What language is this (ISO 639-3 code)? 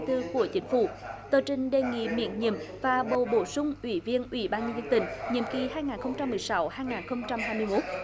vie